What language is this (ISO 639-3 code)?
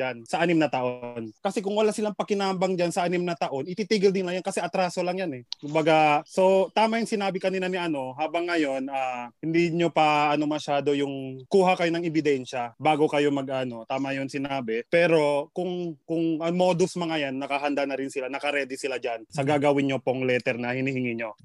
fil